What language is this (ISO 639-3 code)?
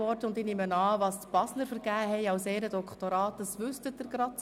gsw